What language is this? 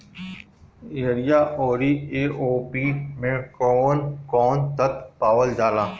Bhojpuri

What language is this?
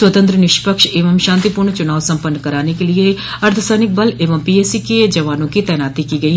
Hindi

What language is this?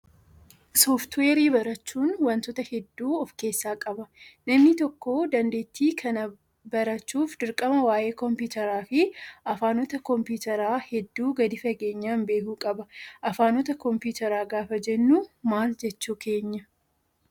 Oromo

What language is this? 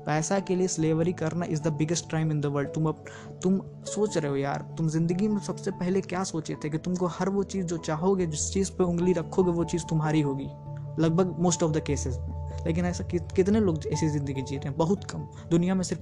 Hindi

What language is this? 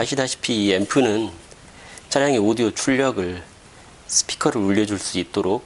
Korean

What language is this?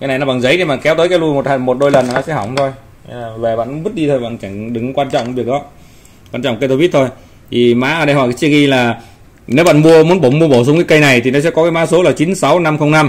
Vietnamese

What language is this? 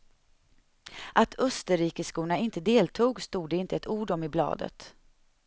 Swedish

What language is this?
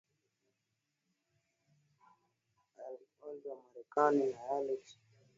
Swahili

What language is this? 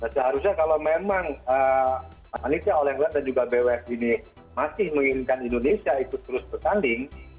Indonesian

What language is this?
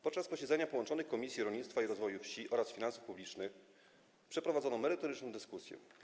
Polish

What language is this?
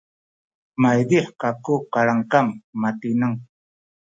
Sakizaya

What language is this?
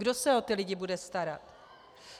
Czech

